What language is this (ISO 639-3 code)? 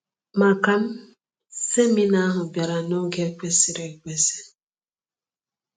ibo